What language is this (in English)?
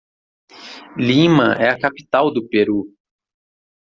Portuguese